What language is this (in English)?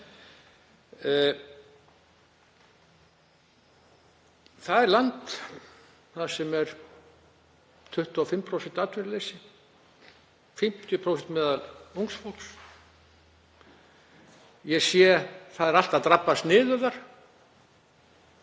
Icelandic